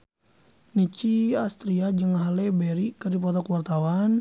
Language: Sundanese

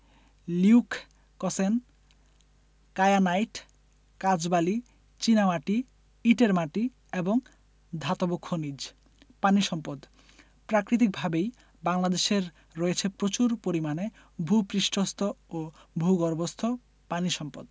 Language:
Bangla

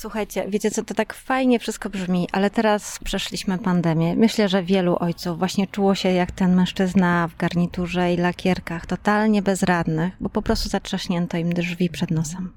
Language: Polish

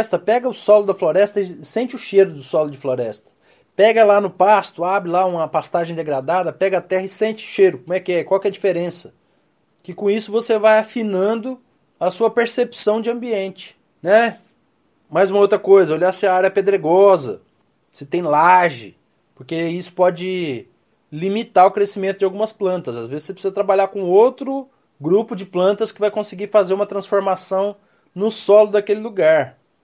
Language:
Portuguese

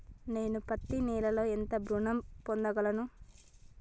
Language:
Telugu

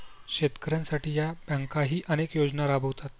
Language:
Marathi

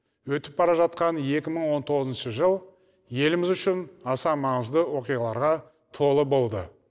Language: Kazakh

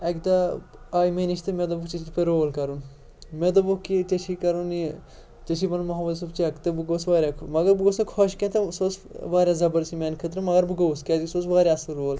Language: Kashmiri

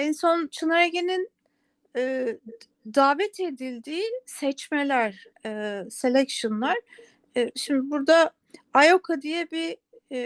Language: Turkish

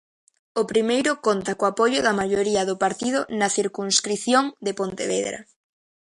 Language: Galician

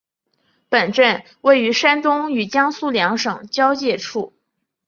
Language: Chinese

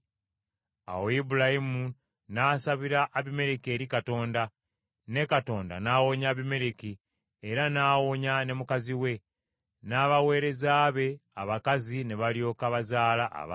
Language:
Ganda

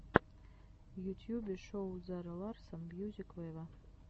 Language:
Russian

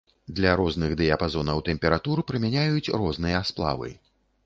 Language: Belarusian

